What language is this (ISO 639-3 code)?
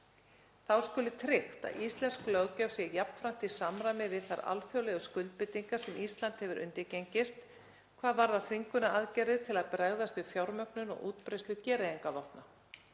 isl